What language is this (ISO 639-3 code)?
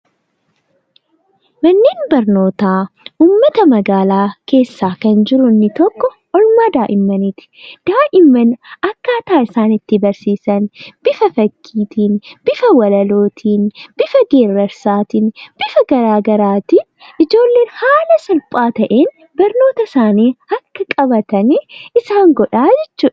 orm